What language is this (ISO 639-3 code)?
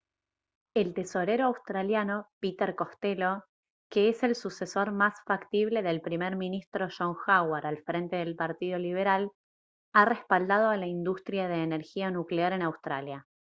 spa